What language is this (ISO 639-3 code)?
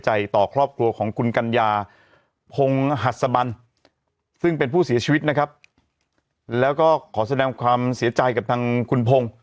tha